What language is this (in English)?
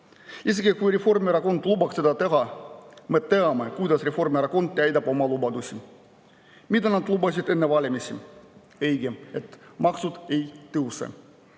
Estonian